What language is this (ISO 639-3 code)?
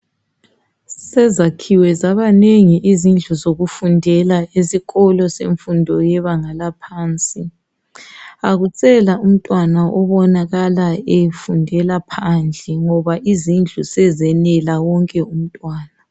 nde